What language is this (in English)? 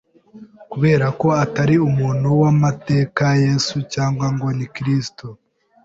Kinyarwanda